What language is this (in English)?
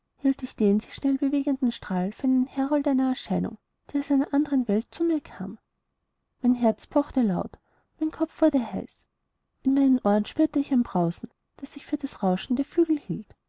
German